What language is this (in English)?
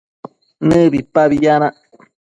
Matsés